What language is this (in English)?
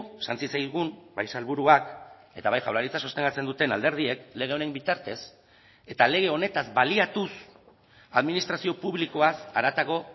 Basque